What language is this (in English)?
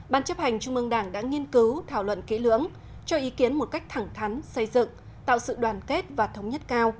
Vietnamese